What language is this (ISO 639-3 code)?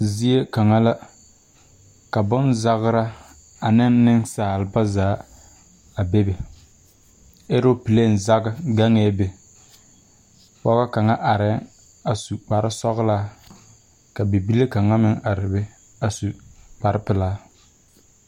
dga